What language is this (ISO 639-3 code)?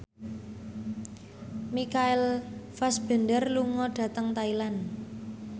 jav